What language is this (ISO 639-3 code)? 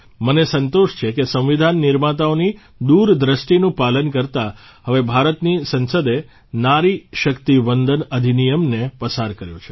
guj